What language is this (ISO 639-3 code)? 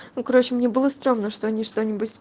rus